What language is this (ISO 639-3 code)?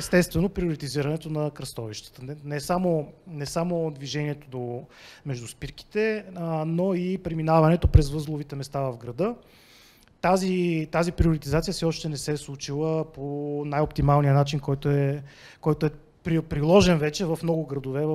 bul